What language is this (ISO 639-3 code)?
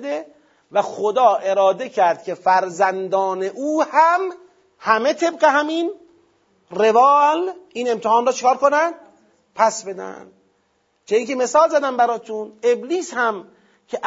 fas